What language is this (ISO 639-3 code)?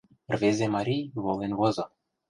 chm